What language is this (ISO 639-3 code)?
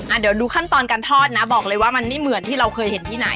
tha